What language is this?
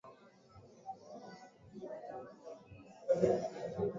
Swahili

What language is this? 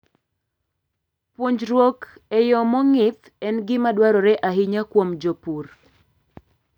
Luo (Kenya and Tanzania)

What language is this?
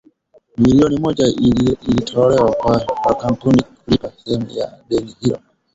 Swahili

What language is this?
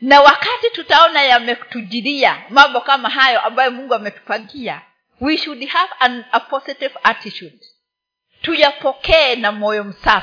Swahili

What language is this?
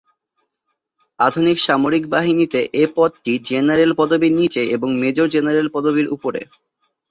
Bangla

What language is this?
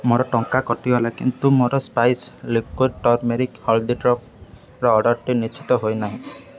Odia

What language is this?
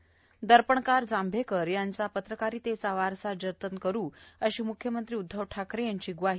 Marathi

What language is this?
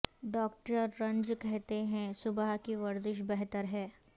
Urdu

